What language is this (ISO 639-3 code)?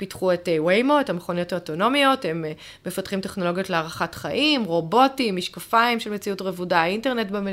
heb